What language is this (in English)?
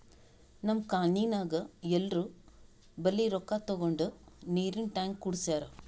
Kannada